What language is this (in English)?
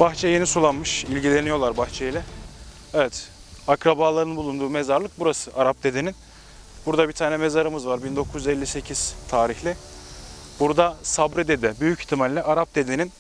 Turkish